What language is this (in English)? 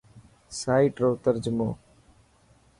Dhatki